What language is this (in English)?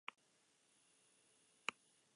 Basque